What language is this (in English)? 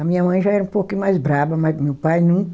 Portuguese